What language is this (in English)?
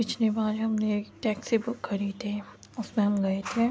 Urdu